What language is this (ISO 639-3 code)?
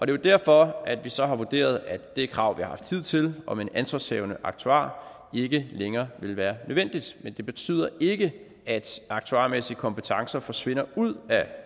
dan